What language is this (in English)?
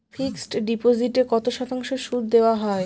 Bangla